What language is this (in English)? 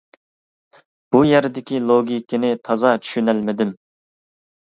Uyghur